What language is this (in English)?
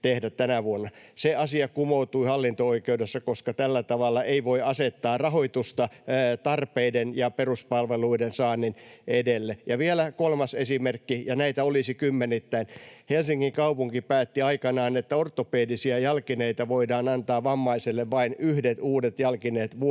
Finnish